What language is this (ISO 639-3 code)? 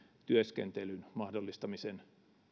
fin